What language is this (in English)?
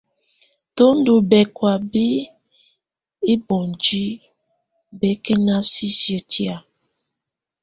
Tunen